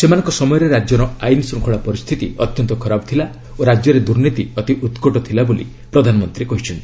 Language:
Odia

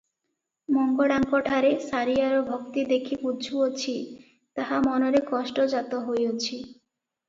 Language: Odia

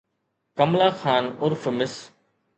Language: Sindhi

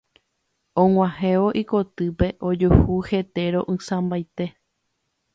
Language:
Guarani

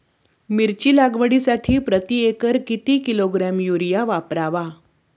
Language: Marathi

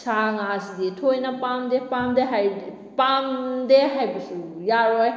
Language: Manipuri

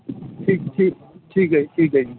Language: Punjabi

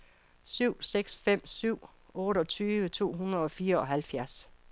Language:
Danish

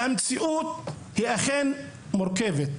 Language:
Hebrew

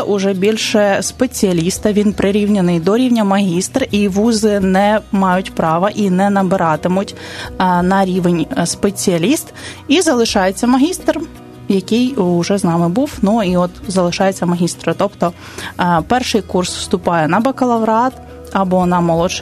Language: Ukrainian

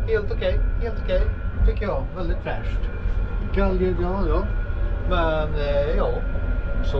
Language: Swedish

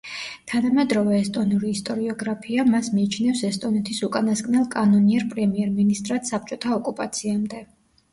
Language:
Georgian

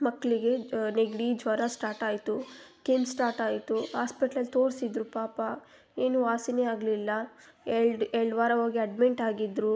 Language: Kannada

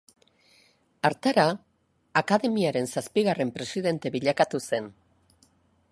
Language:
Basque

